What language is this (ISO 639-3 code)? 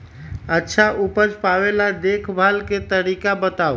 mag